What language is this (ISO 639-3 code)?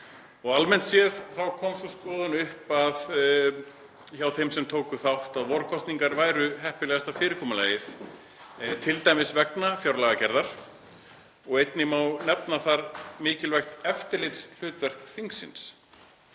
isl